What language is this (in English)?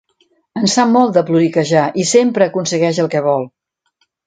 Catalan